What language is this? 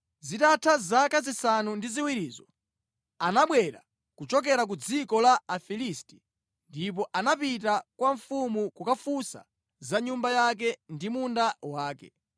Nyanja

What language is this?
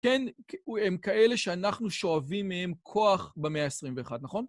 Hebrew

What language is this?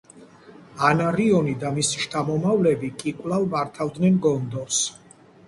Georgian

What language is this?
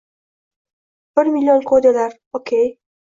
Uzbek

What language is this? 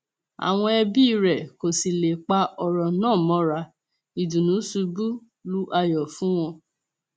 Yoruba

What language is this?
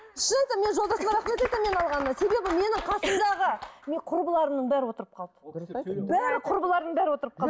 Kazakh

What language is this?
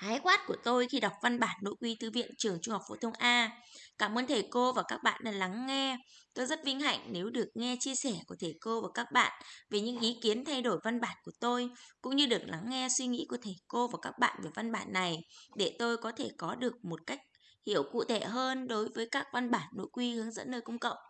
Vietnamese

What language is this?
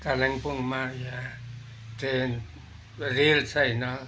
Nepali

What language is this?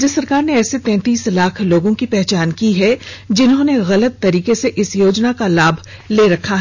Hindi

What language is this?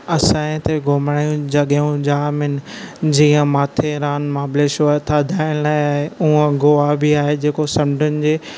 Sindhi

